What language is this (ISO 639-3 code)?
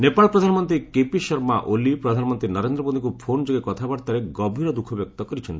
ori